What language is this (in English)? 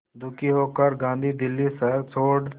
Hindi